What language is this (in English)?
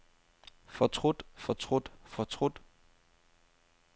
Danish